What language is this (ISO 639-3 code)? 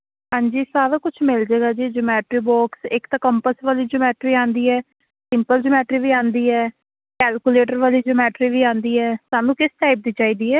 pan